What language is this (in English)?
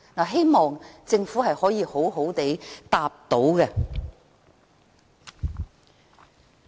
Cantonese